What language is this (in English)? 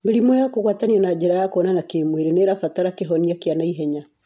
Kikuyu